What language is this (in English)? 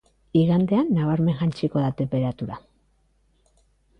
Basque